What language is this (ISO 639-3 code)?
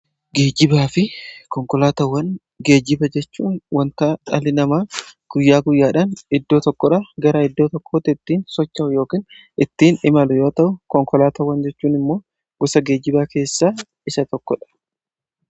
orm